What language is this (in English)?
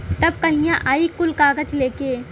Bhojpuri